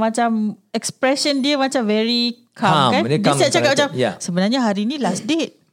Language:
Malay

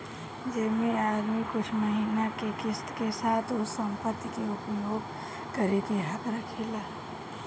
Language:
Bhojpuri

